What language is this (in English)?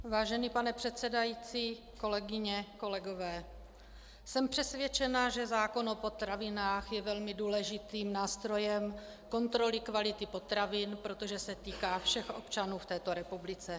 Czech